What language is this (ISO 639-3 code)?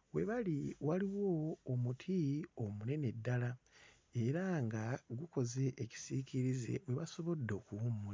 lug